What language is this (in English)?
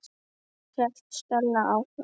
Icelandic